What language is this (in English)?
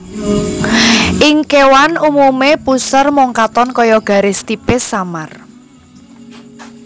Javanese